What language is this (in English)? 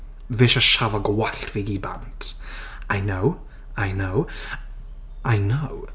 Welsh